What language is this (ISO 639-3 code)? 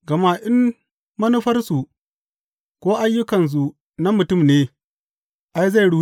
hau